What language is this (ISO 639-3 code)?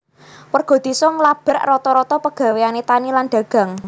jav